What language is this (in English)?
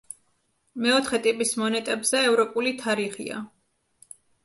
Georgian